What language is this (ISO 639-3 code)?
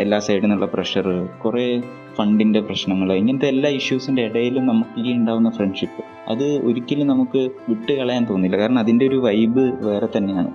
mal